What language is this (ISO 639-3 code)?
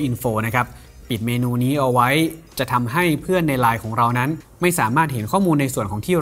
tha